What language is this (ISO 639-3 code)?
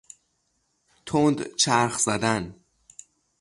fas